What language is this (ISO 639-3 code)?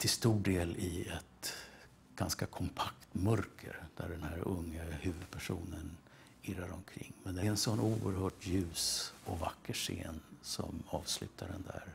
swe